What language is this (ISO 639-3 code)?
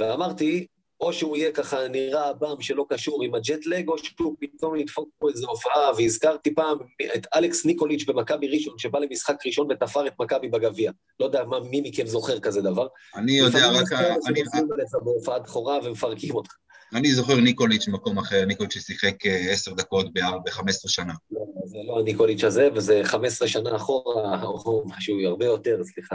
heb